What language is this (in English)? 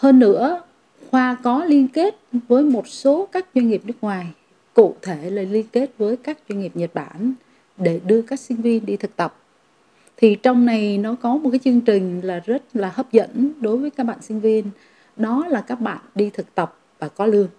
Vietnamese